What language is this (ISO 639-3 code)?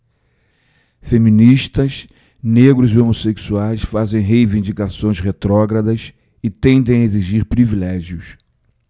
por